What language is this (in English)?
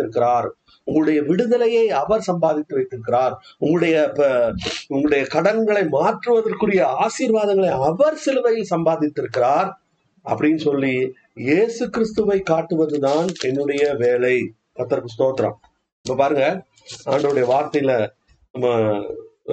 Tamil